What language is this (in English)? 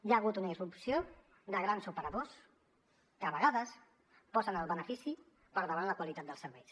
Catalan